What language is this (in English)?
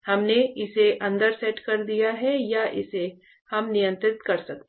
Hindi